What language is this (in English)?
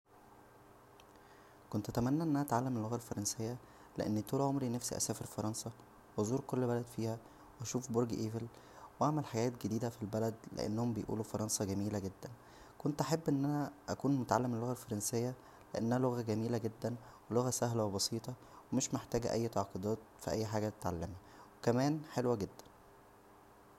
Egyptian Arabic